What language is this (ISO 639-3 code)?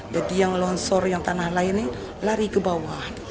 ind